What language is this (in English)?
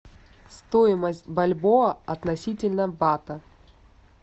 Russian